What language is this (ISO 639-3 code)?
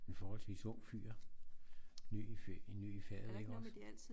dan